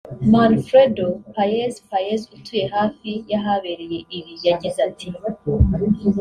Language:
Kinyarwanda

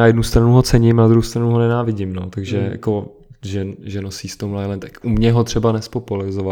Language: Czech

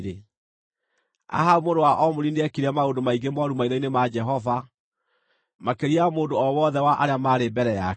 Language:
Kikuyu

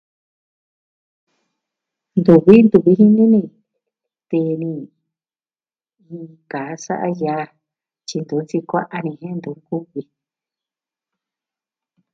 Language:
Southwestern Tlaxiaco Mixtec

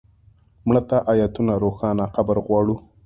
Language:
Pashto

